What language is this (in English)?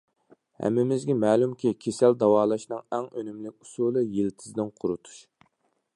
Uyghur